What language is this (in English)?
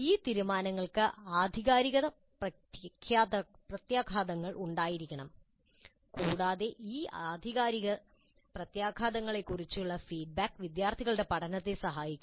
Malayalam